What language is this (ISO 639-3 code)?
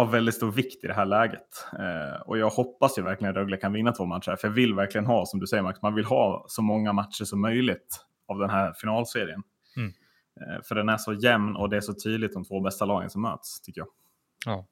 swe